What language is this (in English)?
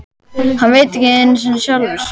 Icelandic